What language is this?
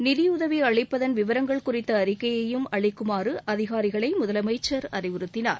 Tamil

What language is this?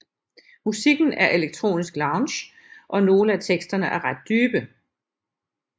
Danish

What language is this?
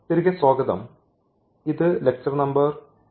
Malayalam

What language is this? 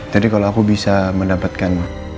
Indonesian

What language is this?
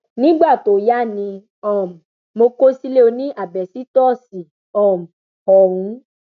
Yoruba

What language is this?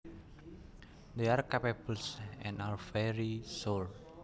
Javanese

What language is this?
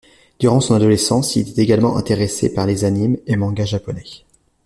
French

